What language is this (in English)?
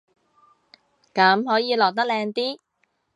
Cantonese